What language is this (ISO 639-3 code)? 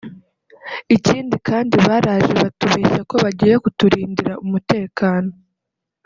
kin